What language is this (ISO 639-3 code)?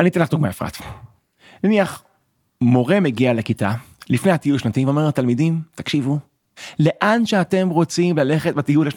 heb